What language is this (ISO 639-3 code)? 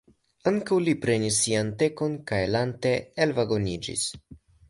epo